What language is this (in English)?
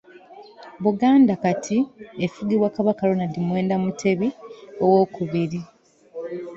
Ganda